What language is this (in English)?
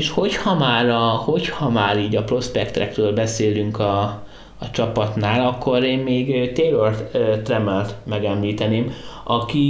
Hungarian